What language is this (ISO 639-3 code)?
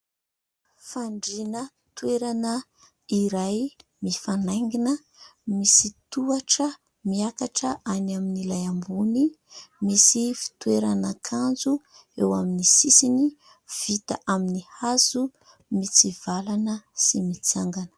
mlg